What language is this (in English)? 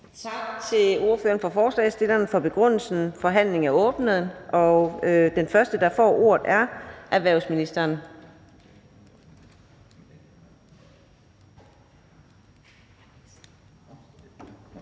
Danish